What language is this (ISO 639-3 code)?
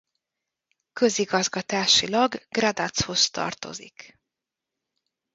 hun